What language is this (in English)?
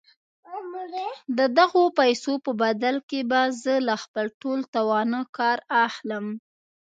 Pashto